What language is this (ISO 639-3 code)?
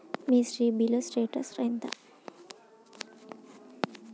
tel